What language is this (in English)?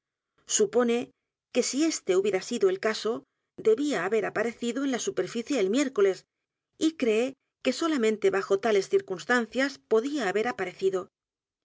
Spanish